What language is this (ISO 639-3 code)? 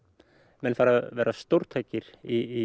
isl